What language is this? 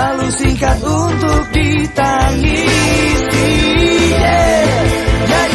Indonesian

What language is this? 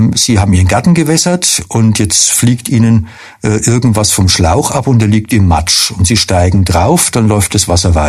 German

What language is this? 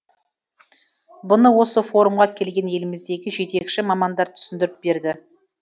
Kazakh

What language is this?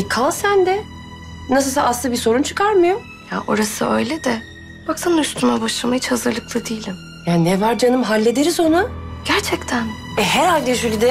Turkish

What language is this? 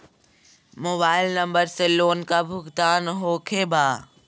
Magahi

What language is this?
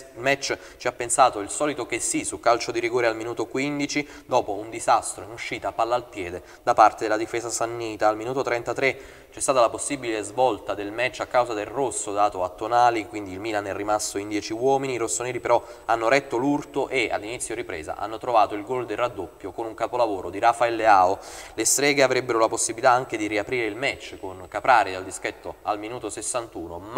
Italian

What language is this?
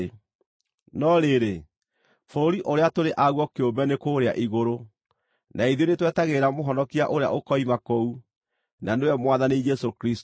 Kikuyu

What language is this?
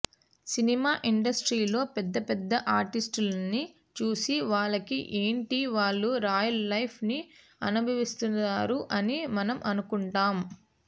Telugu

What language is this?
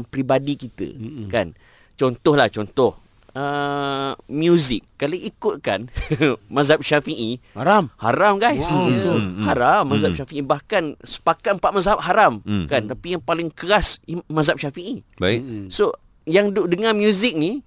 Malay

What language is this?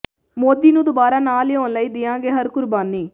Punjabi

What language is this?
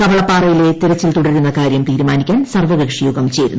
Malayalam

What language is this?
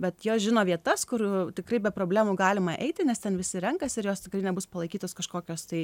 Lithuanian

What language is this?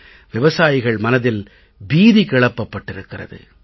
Tamil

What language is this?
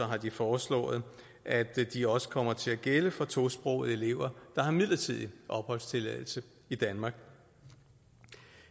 Danish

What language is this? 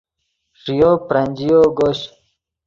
Yidgha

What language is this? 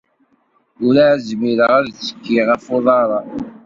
Kabyle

